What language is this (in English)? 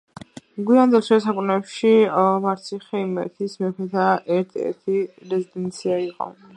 Georgian